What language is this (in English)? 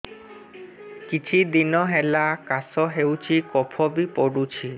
Odia